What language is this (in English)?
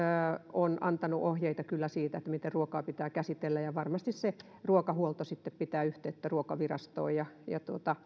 Finnish